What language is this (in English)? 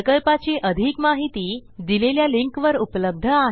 Marathi